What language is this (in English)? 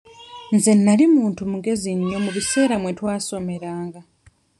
Ganda